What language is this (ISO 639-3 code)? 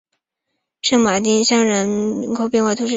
zho